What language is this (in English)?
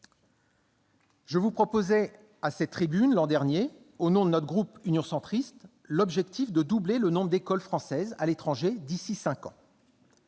French